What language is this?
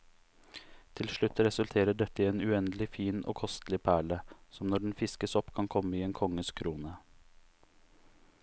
Norwegian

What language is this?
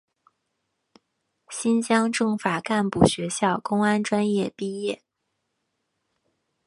Chinese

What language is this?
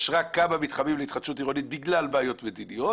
Hebrew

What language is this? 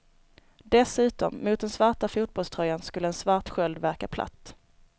Swedish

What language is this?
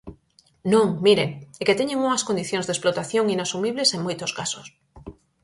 Galician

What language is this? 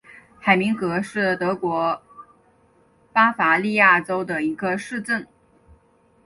Chinese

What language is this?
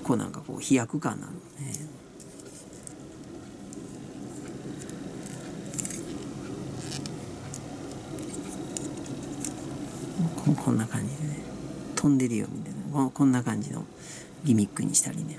Japanese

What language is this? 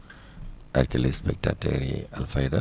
Wolof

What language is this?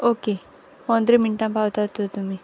Konkani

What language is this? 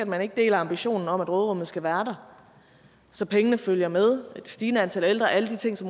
Danish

